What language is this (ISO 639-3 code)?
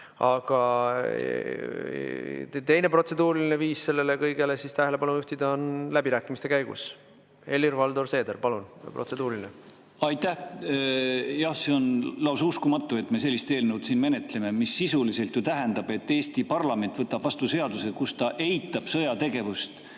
est